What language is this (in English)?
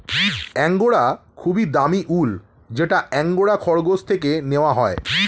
Bangla